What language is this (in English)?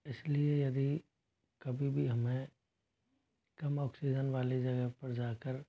Hindi